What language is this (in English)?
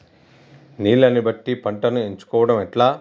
Telugu